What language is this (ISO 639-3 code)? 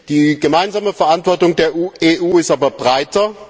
deu